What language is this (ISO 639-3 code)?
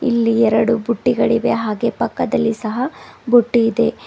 kan